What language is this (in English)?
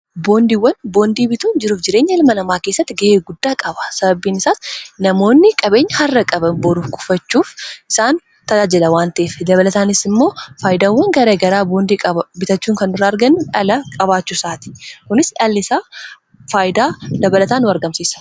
Oromo